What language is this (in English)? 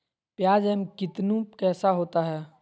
Magahi